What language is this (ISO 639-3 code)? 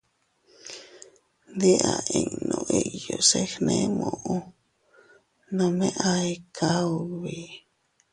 cut